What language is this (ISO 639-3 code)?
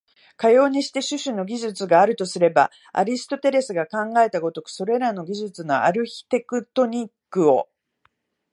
jpn